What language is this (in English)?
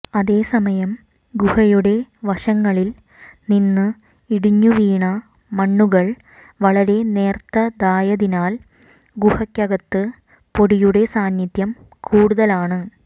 Malayalam